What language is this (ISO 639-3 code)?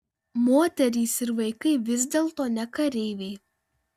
lit